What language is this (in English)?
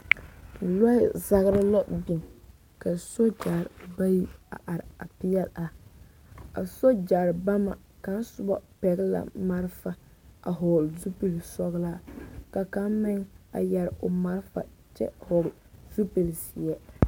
Southern Dagaare